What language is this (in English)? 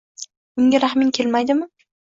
Uzbek